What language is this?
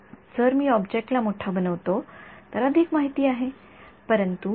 Marathi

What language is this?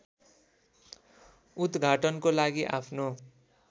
Nepali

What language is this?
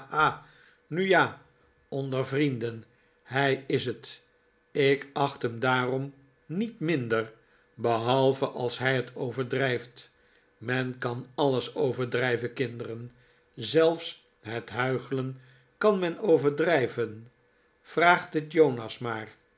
Dutch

